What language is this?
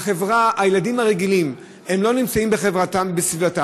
Hebrew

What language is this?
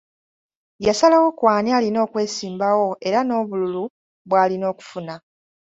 Ganda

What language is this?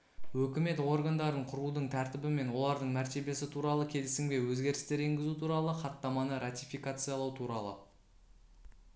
Kazakh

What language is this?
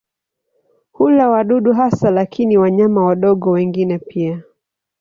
Swahili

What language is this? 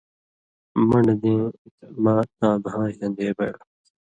Indus Kohistani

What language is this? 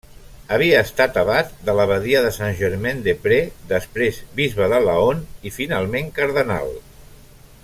Catalan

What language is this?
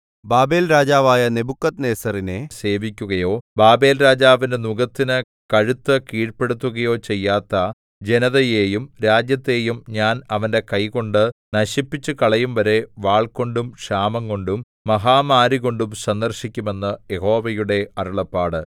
Malayalam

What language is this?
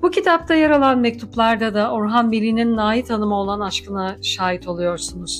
Turkish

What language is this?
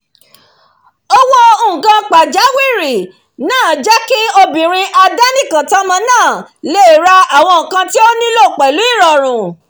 Yoruba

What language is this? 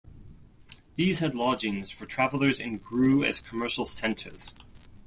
English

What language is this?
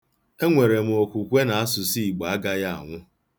Igbo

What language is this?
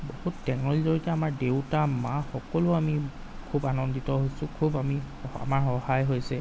Assamese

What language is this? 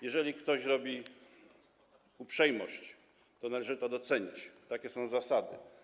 Polish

